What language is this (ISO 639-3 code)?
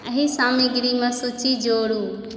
mai